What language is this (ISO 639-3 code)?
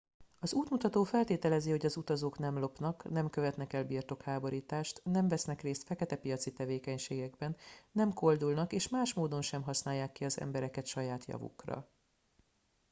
hun